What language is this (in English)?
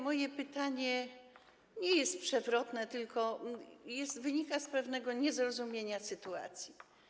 Polish